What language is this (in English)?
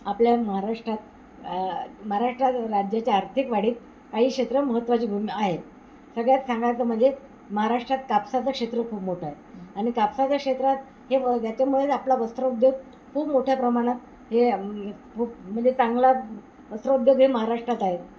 Marathi